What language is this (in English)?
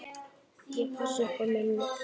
Icelandic